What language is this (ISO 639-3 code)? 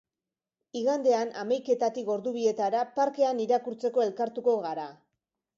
eus